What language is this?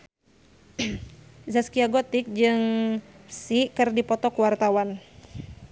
Sundanese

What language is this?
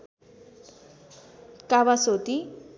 Nepali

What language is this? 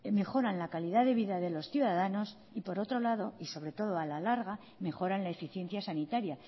Spanish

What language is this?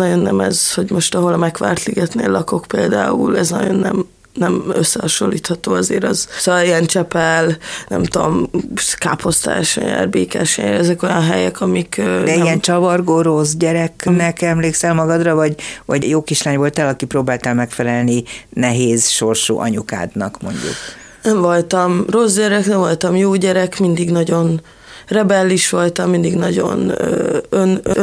Hungarian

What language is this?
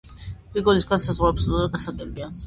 Georgian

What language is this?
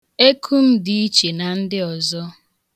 Igbo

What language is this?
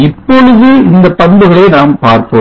Tamil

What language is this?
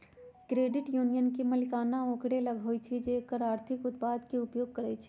Magahi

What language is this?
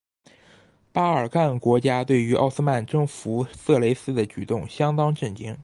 Chinese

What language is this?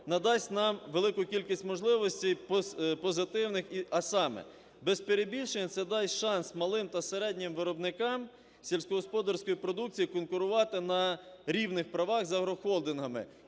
Ukrainian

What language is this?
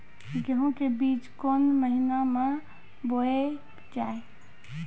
Maithili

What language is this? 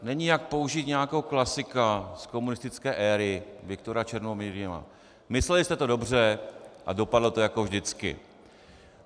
Czech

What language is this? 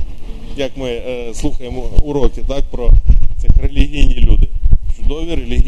Ukrainian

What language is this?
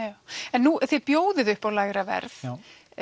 Icelandic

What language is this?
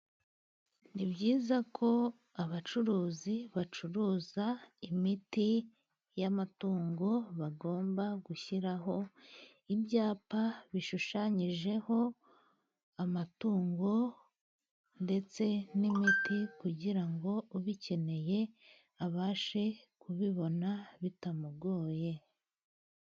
Kinyarwanda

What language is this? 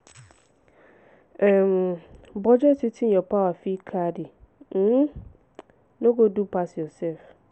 Nigerian Pidgin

